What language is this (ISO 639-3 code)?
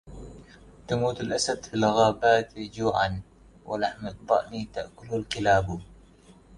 ara